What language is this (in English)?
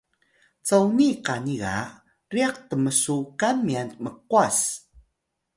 Atayal